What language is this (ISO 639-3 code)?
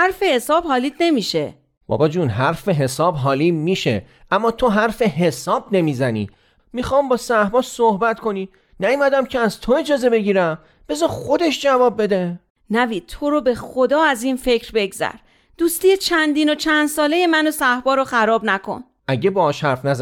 fas